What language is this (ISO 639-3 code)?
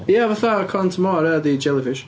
cym